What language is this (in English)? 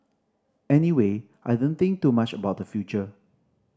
English